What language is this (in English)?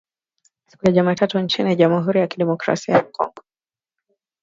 Swahili